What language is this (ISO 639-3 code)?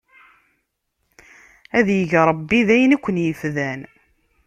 kab